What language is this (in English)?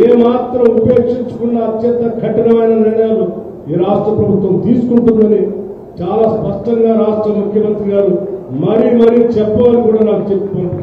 Telugu